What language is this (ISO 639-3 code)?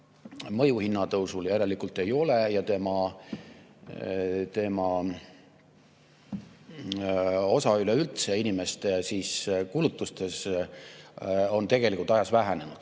est